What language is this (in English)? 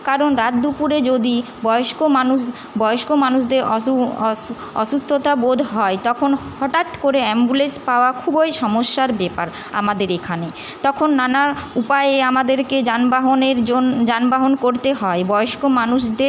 Bangla